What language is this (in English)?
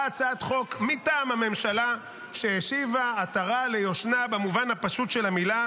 Hebrew